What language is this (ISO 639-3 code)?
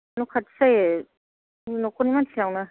brx